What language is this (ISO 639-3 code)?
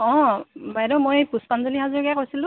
asm